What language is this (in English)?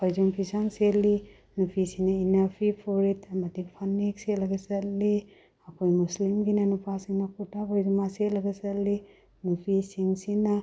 Manipuri